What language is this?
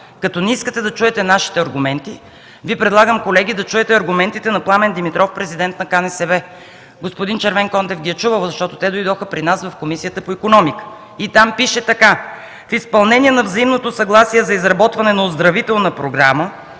Bulgarian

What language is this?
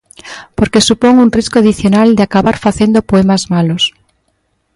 Galician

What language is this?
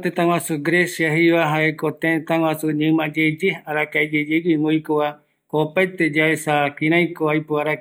Eastern Bolivian Guaraní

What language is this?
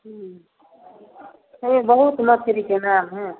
Maithili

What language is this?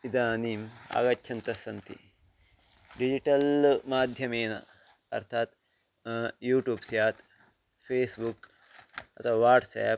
Sanskrit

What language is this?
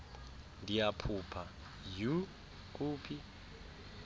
Xhosa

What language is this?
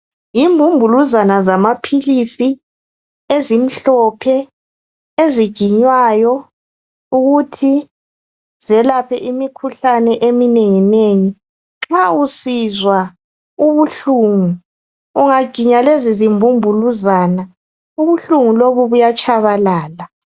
North Ndebele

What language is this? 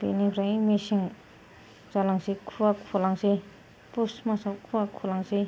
Bodo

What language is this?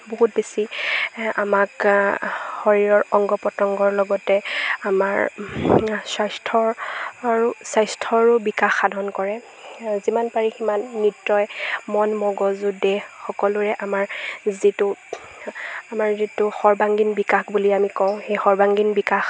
Assamese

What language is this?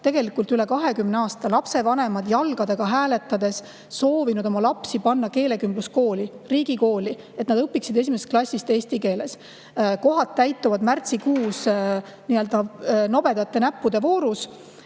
Estonian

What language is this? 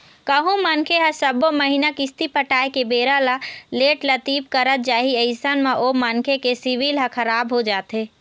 Chhattisgarhi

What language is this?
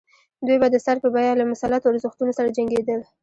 Pashto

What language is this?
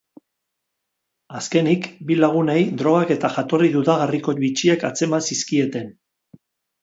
Basque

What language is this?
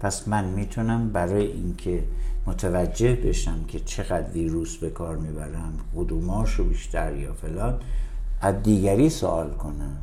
Persian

